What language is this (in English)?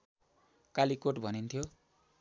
Nepali